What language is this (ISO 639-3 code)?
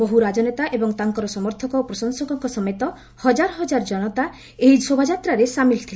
ori